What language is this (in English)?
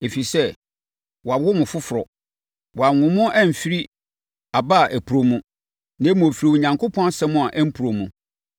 Akan